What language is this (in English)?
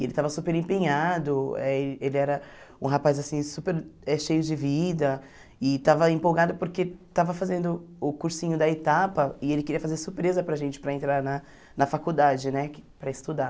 Portuguese